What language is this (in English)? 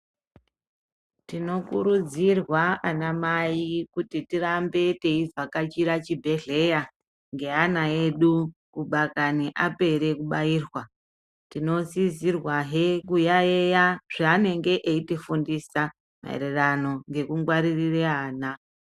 Ndau